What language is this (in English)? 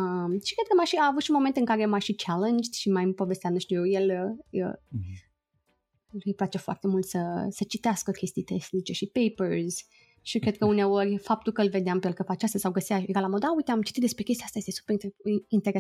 Romanian